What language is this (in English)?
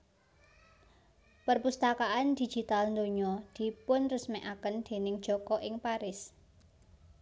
Javanese